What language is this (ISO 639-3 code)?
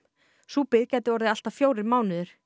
isl